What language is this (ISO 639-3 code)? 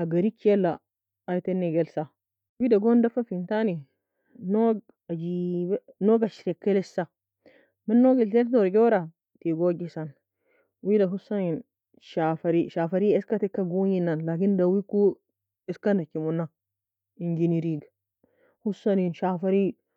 fia